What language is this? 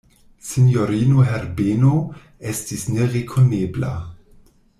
Esperanto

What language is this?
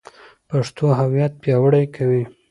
Pashto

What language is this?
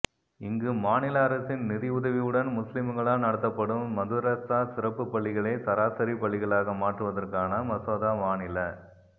Tamil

